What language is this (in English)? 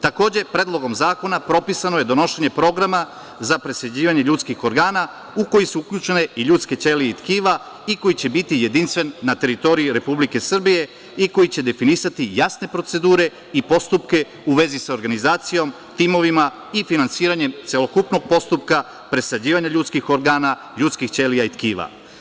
Serbian